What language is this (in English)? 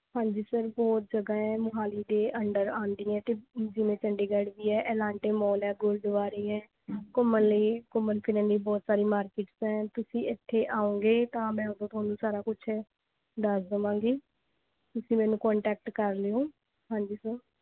Punjabi